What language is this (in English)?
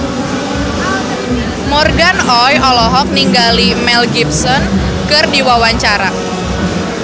Sundanese